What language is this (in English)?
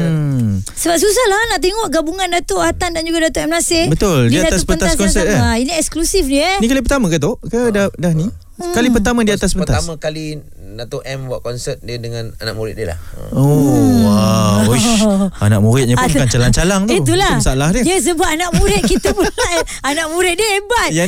Malay